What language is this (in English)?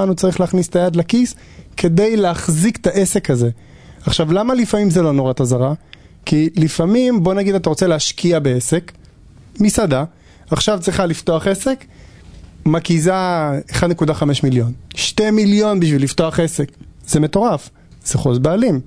Hebrew